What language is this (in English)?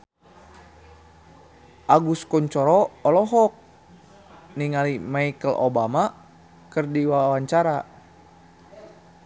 Sundanese